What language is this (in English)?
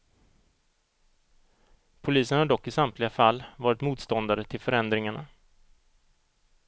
Swedish